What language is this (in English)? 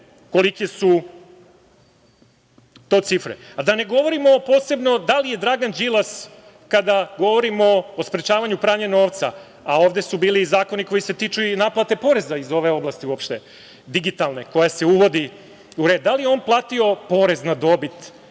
Serbian